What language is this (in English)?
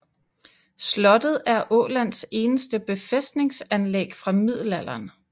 Danish